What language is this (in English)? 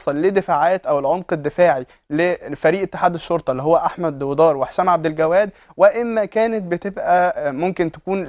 Arabic